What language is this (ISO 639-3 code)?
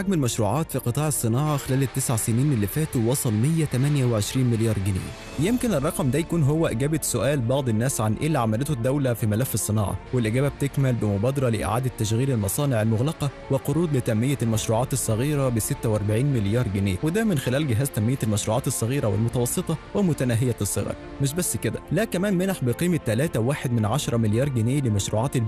ara